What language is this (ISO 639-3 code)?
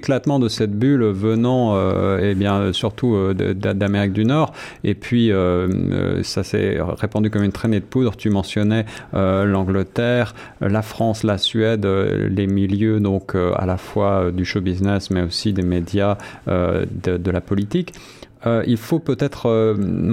fra